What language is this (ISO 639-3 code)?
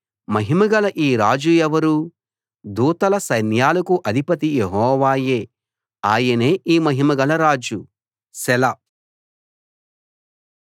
tel